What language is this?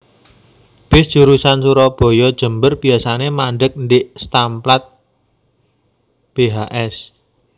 Javanese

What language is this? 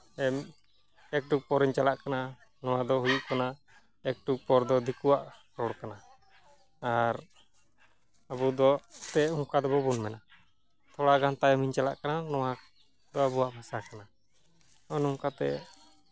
Santali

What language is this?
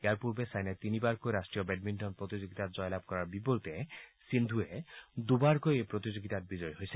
Assamese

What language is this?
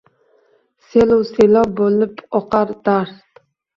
Uzbek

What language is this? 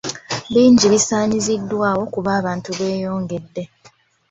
Ganda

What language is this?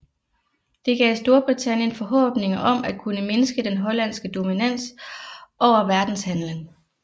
Danish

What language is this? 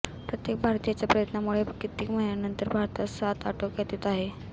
Marathi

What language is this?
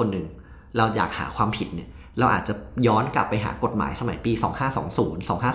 Thai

